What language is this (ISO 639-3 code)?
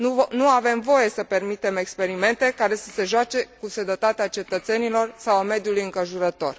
ron